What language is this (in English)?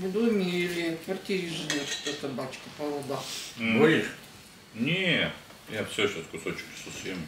Russian